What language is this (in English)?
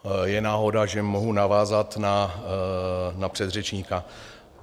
Czech